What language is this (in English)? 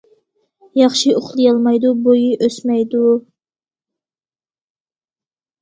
Uyghur